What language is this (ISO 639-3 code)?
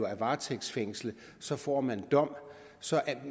dan